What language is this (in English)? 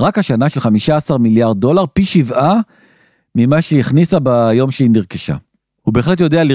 Hebrew